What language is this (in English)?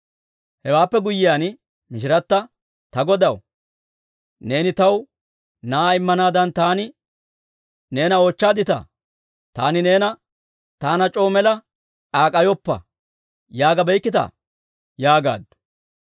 Dawro